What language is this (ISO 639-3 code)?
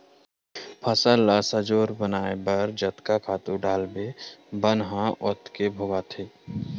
hne